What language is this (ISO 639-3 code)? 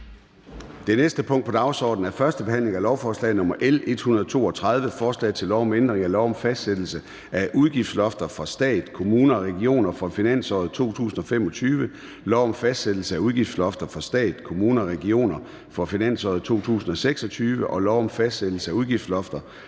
dan